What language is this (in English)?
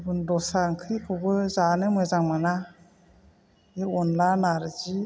Bodo